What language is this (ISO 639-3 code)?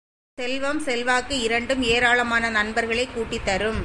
tam